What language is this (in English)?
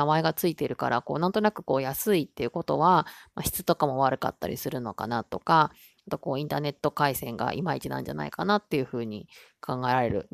Japanese